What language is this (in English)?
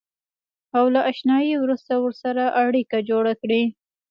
Pashto